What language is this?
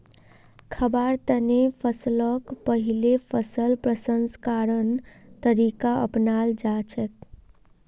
Magahi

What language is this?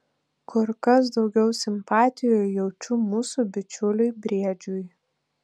Lithuanian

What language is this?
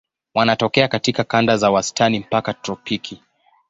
Swahili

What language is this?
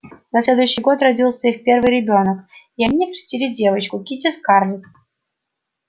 Russian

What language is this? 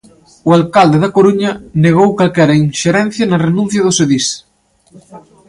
Galician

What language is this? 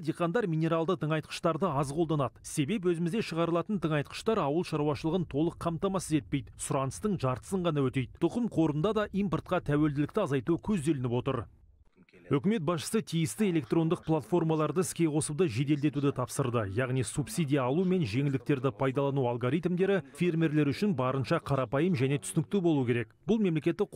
Russian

